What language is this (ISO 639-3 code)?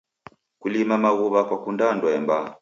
dav